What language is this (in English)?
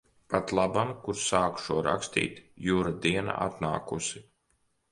Latvian